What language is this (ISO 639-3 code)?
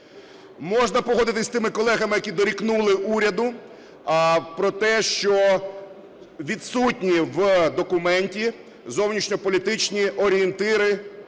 ukr